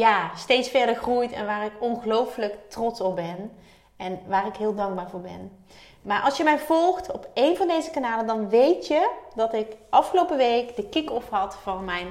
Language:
Dutch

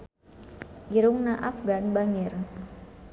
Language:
Sundanese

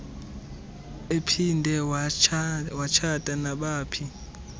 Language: Xhosa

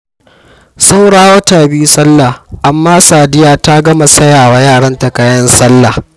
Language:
Hausa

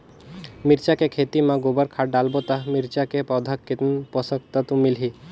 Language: Chhattisgarhi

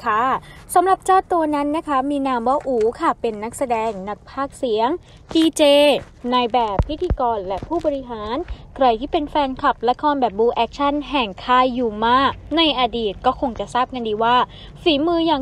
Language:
Thai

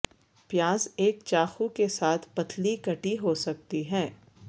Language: Urdu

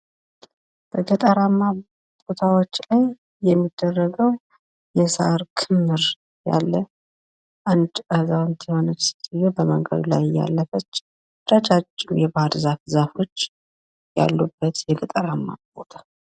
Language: Amharic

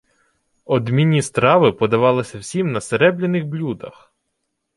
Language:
Ukrainian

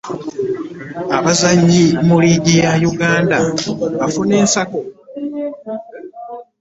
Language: Ganda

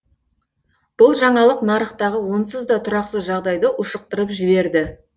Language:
Kazakh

